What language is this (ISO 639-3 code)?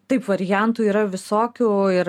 lit